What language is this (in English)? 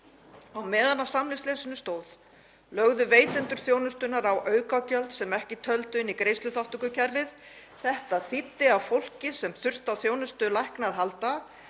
Icelandic